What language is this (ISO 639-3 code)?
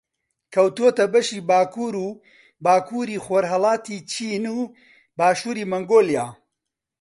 ckb